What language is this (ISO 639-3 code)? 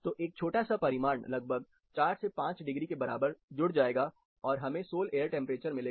hin